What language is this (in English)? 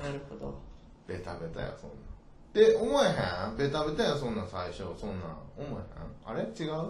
Japanese